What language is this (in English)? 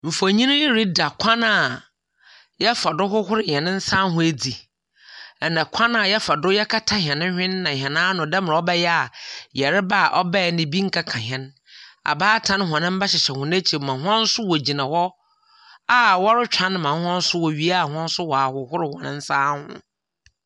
Akan